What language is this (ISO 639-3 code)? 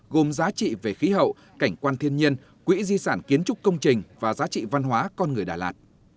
vie